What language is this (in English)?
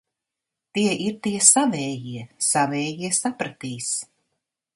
Latvian